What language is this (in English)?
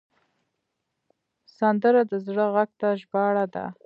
Pashto